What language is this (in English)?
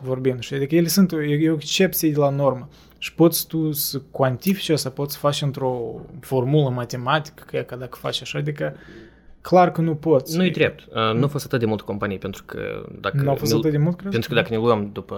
Romanian